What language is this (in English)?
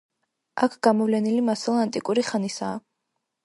Georgian